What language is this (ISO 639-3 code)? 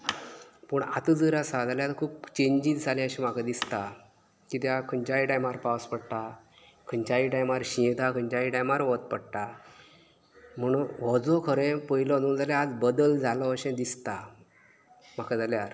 kok